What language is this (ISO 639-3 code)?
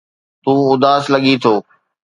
snd